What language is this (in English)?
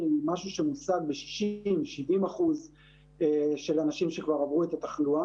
Hebrew